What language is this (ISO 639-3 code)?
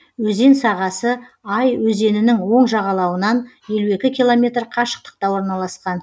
kaz